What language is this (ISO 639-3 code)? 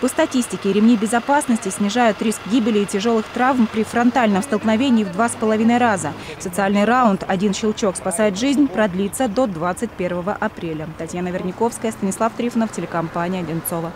rus